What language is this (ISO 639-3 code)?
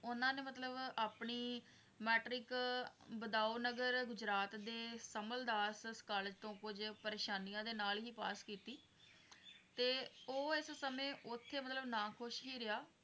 pan